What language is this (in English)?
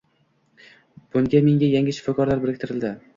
Uzbek